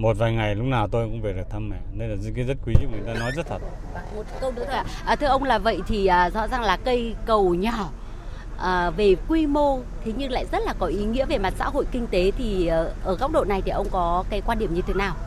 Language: Vietnamese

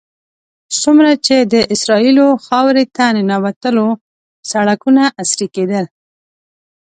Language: Pashto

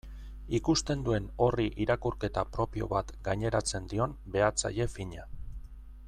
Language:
Basque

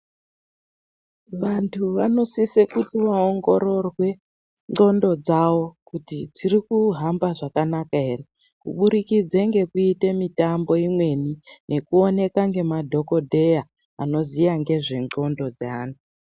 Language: Ndau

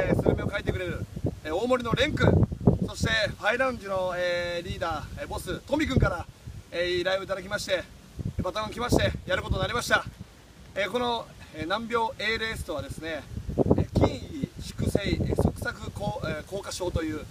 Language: Japanese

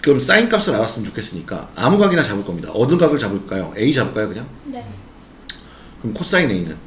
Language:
Korean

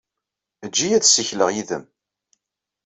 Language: Kabyle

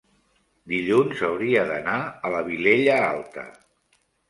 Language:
Catalan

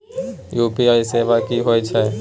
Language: Maithili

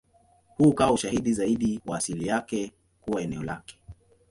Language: Swahili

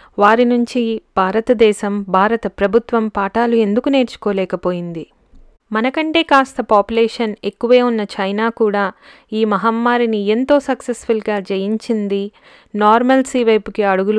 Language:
Telugu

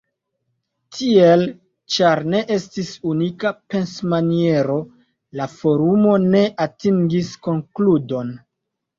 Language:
Esperanto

